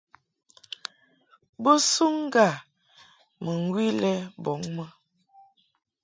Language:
Mungaka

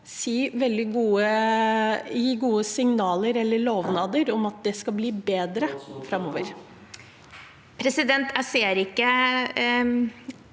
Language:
Norwegian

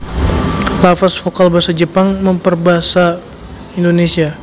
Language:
Javanese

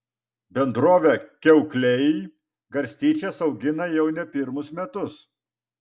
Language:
Lithuanian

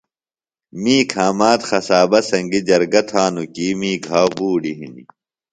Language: Phalura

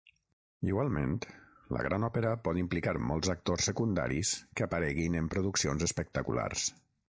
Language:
Catalan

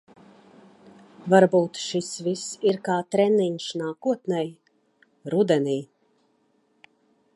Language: Latvian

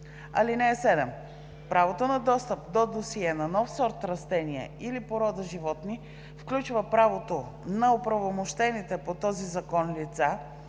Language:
Bulgarian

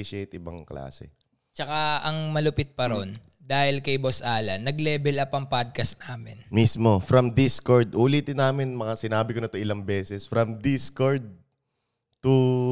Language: Filipino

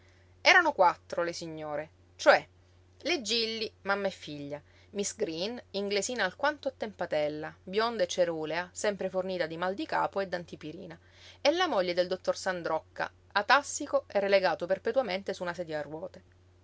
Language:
Italian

